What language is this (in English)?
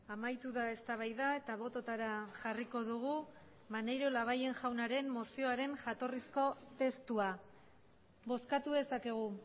Basque